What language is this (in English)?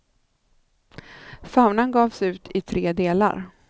Swedish